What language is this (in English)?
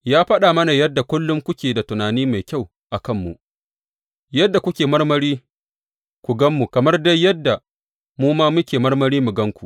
Hausa